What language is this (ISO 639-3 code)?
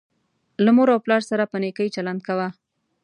pus